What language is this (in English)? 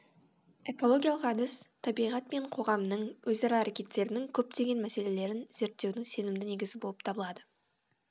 Kazakh